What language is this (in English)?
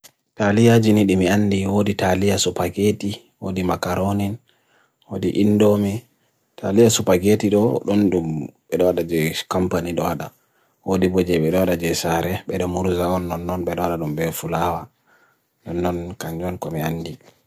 Bagirmi Fulfulde